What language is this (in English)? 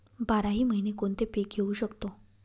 Marathi